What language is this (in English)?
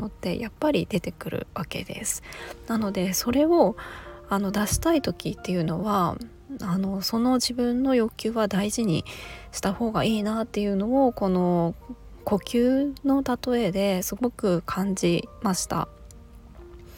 Japanese